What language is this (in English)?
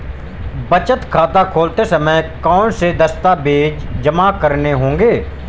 Hindi